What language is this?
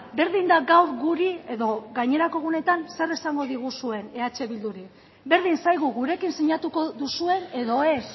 Basque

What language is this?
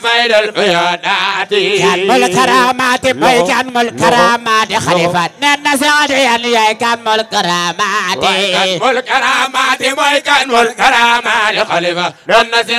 Arabic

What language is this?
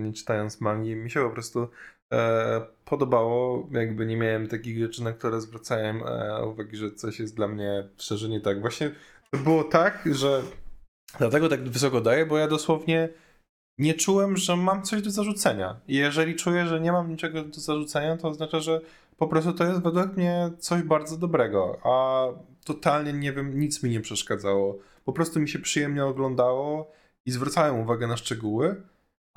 Polish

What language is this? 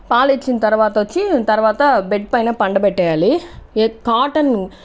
Telugu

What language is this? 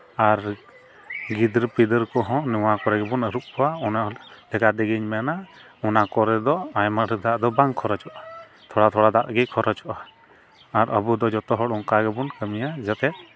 Santali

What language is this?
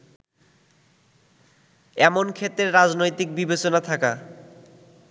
Bangla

